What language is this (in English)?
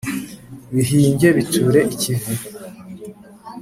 Kinyarwanda